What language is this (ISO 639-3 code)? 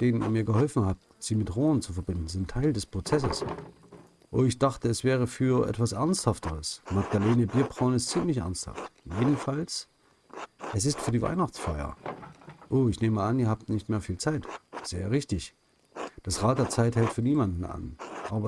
deu